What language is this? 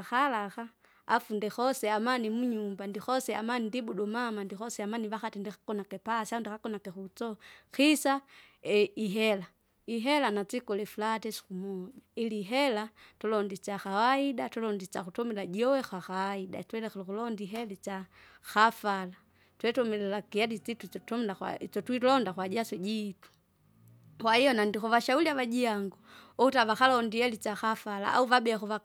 Kinga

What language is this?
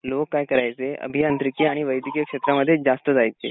Marathi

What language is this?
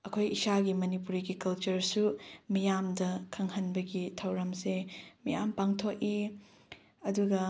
Manipuri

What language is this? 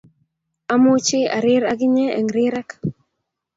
Kalenjin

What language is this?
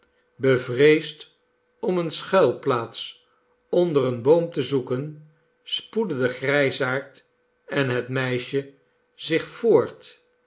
Dutch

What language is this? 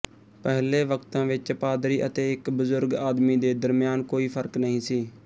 Punjabi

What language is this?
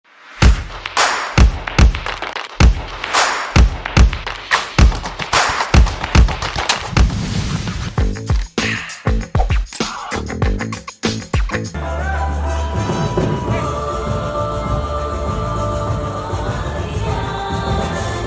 English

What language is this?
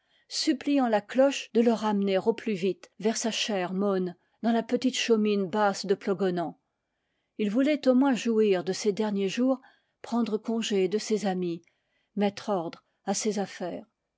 French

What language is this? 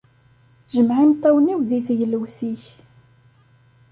Kabyle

